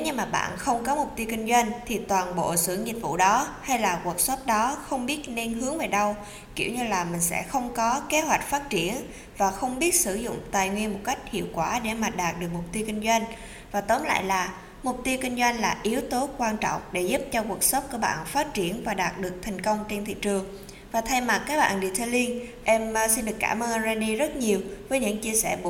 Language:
Vietnamese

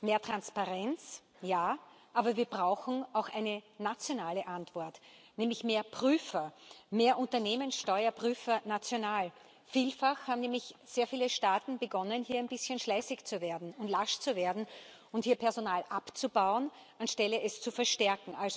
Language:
German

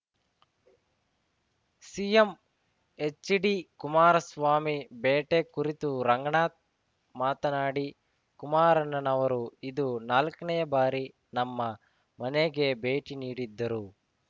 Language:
Kannada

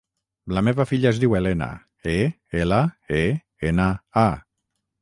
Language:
Catalan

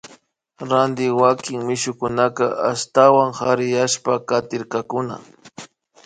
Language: Imbabura Highland Quichua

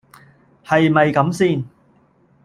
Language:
Cantonese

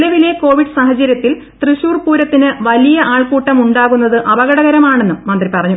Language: Malayalam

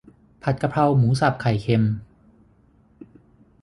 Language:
Thai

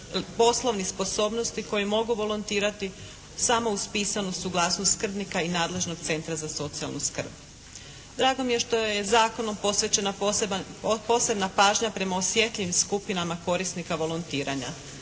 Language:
Croatian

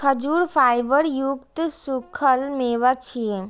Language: Maithili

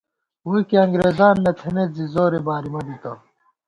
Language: Gawar-Bati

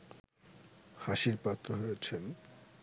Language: Bangla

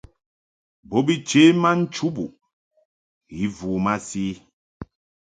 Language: Mungaka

